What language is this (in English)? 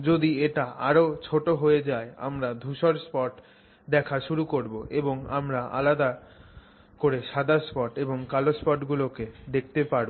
Bangla